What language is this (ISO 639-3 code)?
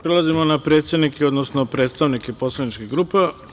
srp